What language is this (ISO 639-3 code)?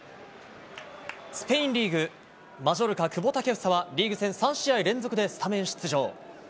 jpn